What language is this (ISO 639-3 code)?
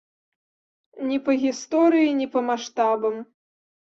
bel